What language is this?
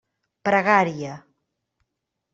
Catalan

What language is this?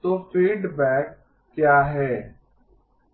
Hindi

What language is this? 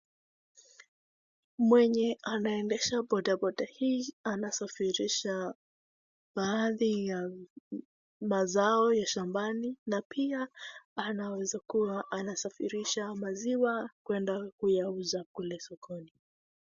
Swahili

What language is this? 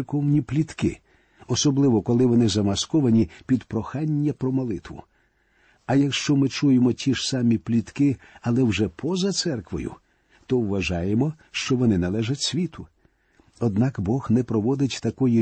Ukrainian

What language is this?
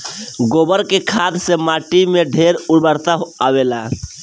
Bhojpuri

